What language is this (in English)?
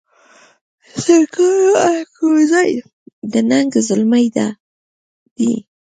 Pashto